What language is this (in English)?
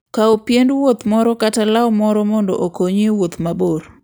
Luo (Kenya and Tanzania)